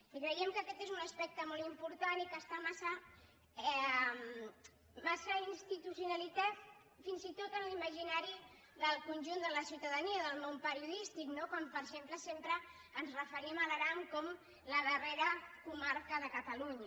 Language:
Catalan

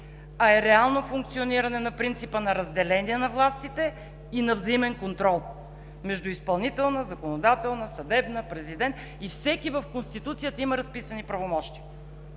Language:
Bulgarian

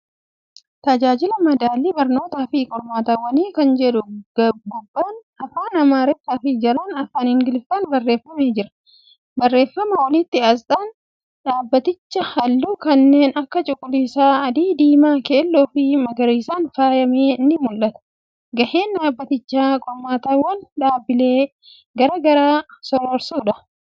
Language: Oromo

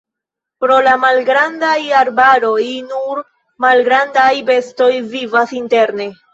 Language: Esperanto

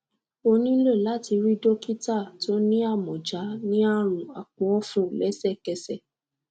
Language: Yoruba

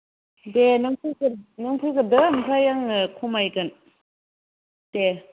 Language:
Bodo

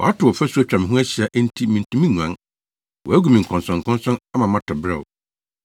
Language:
Akan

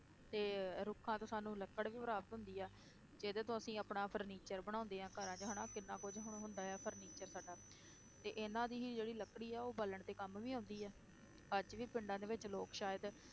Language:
Punjabi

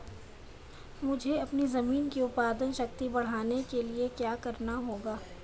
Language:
Hindi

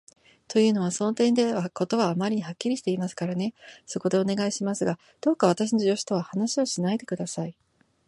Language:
Japanese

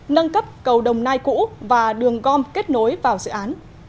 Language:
Vietnamese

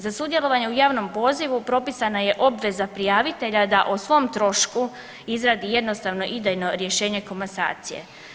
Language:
Croatian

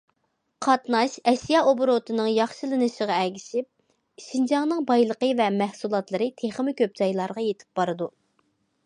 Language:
Uyghur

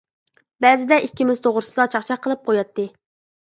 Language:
Uyghur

